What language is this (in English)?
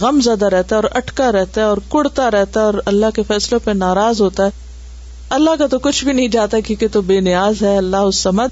Urdu